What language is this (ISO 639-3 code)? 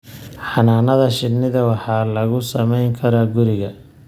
som